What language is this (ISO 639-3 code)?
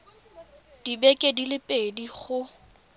tsn